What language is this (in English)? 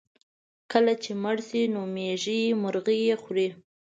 Pashto